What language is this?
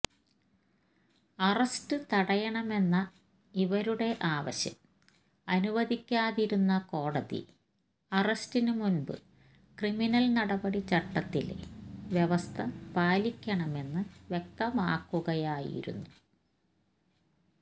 Malayalam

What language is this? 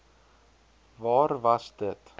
Afrikaans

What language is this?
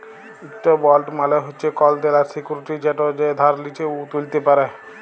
Bangla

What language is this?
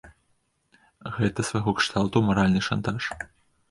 Belarusian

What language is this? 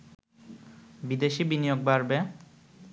Bangla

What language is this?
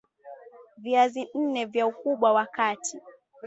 Swahili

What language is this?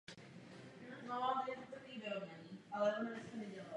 Czech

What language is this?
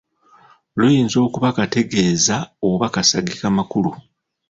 Ganda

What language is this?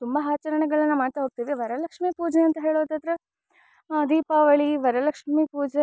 Kannada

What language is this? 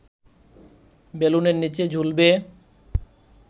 Bangla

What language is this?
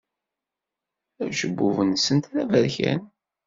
Kabyle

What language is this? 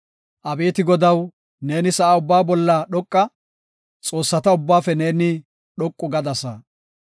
Gofa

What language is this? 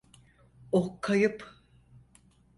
Turkish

